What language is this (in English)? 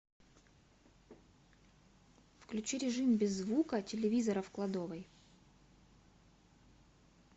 Russian